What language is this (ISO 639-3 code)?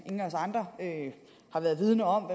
dan